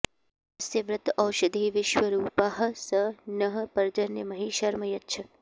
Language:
Sanskrit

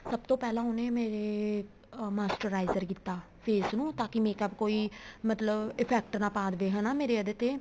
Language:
Punjabi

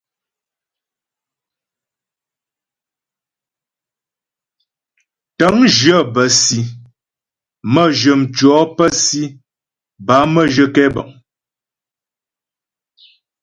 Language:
Ghomala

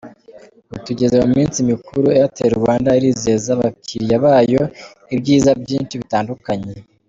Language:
Kinyarwanda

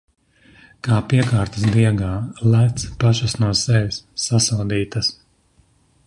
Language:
Latvian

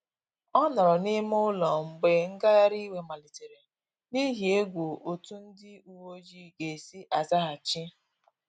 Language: Igbo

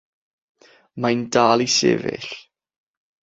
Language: Welsh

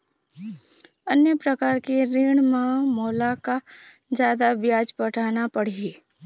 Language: Chhattisgarhi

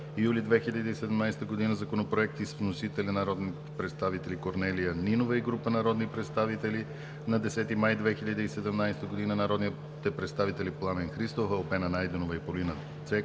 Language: Bulgarian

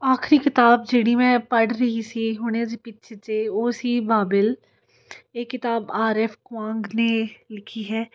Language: Punjabi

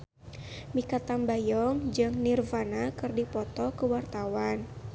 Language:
Sundanese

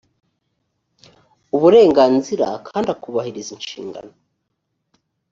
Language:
Kinyarwanda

